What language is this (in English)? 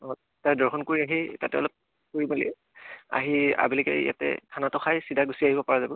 Assamese